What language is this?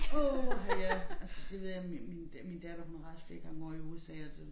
Danish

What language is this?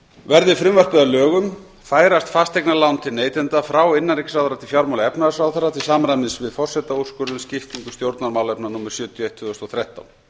Icelandic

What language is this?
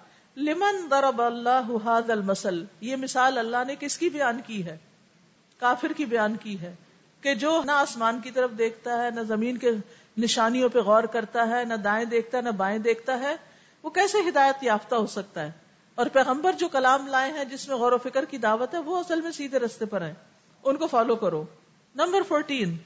Urdu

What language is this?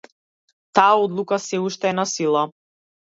Macedonian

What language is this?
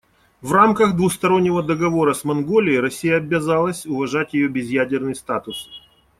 Russian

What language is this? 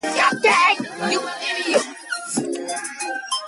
English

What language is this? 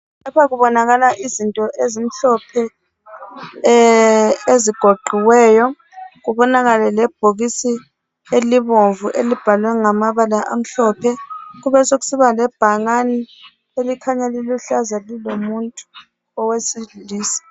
North Ndebele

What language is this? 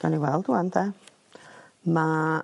Welsh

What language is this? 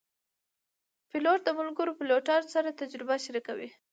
Pashto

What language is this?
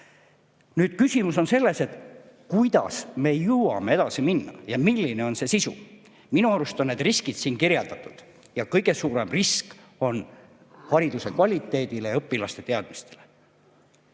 Estonian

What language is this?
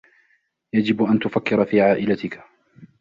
Arabic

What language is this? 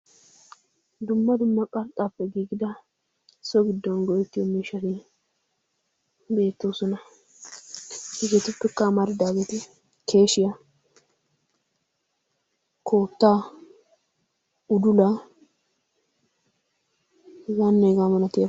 Wolaytta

